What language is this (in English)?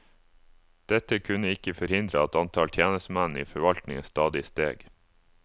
Norwegian